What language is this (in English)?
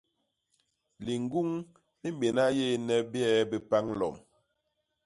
Basaa